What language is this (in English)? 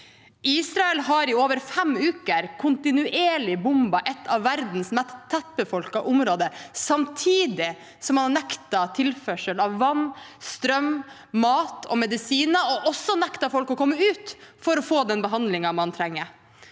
Norwegian